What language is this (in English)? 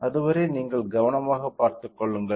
Tamil